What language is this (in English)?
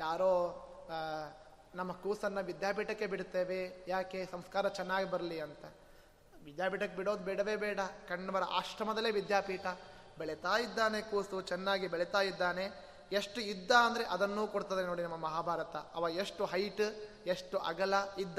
Kannada